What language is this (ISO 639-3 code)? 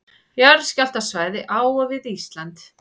isl